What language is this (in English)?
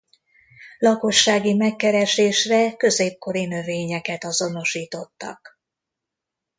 Hungarian